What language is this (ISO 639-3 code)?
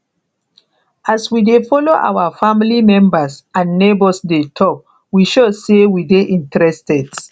pcm